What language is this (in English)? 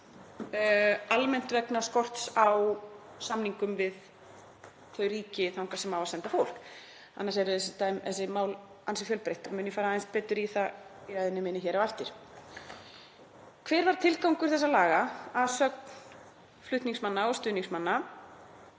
Icelandic